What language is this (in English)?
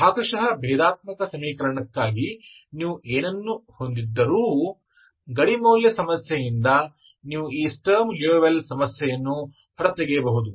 Kannada